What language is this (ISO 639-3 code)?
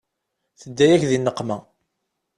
kab